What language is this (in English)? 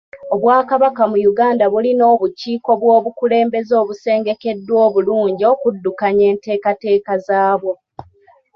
Ganda